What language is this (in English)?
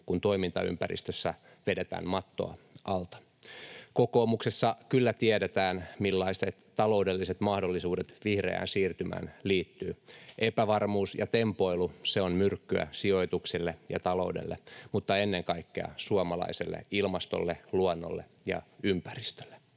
Finnish